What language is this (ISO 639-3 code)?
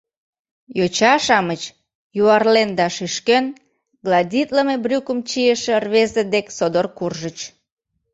chm